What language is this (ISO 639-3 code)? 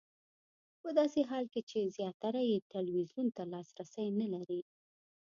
pus